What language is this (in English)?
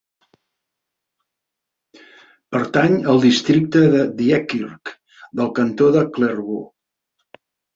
Catalan